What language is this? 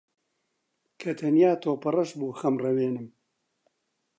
Central Kurdish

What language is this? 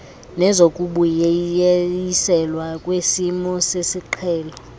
Xhosa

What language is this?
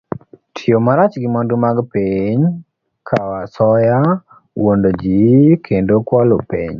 Luo (Kenya and Tanzania)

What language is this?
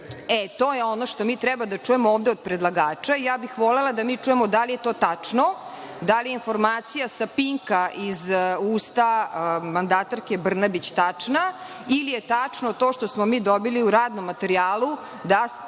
Serbian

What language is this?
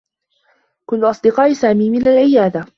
Arabic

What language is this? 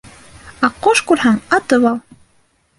Bashkir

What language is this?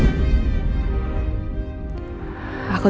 Indonesian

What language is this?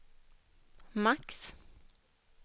Swedish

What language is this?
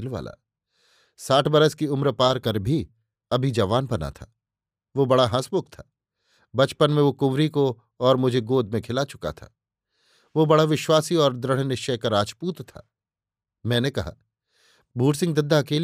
Hindi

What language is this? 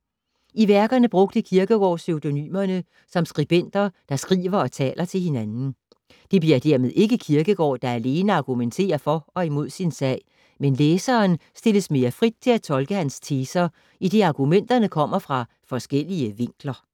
Danish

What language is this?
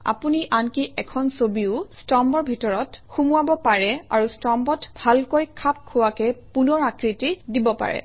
Assamese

